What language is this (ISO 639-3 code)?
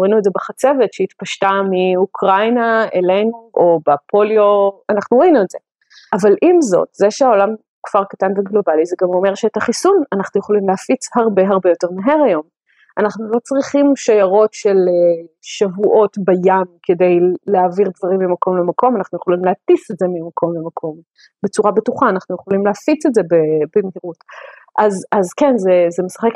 heb